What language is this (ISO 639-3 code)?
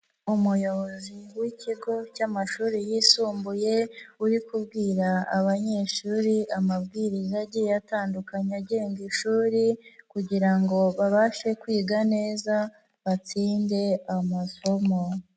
kin